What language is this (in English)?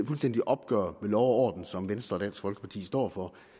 Danish